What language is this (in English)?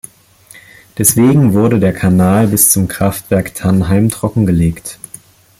German